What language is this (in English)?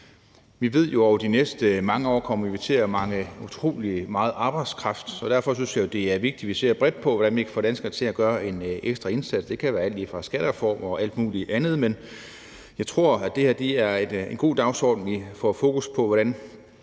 Danish